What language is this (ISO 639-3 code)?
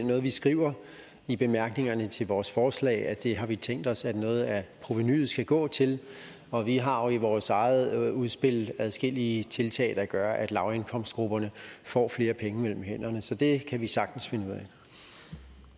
dan